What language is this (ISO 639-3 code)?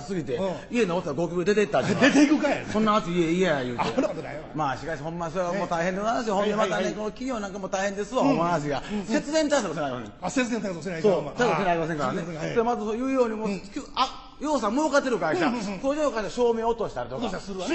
jpn